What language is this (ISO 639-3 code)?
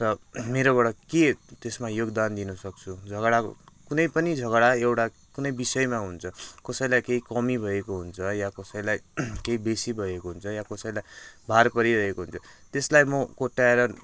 nep